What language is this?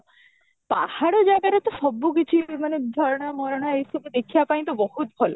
Odia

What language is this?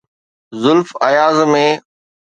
Sindhi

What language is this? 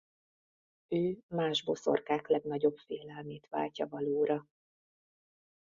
Hungarian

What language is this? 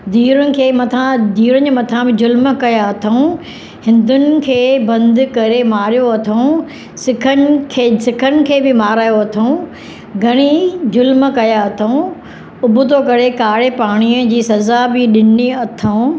Sindhi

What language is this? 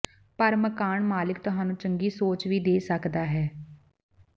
Punjabi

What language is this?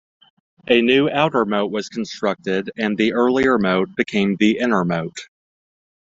English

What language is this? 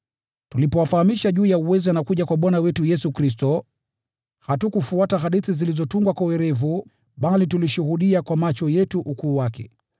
Swahili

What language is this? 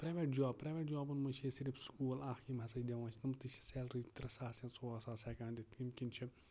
Kashmiri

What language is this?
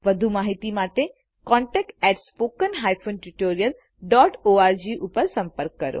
Gujarati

